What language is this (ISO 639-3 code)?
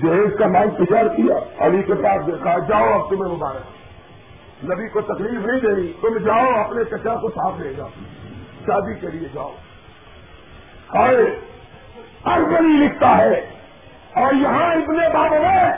urd